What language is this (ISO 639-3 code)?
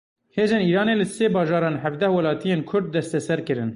kur